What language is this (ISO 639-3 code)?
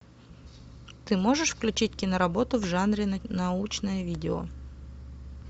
rus